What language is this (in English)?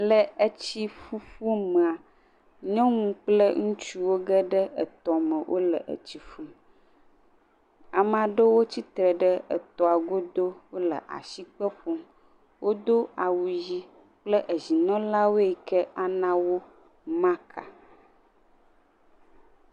Ewe